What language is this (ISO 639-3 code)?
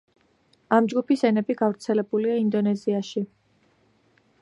kat